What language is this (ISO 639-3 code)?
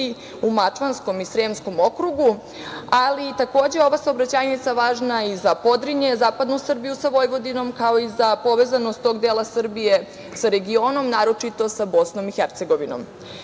srp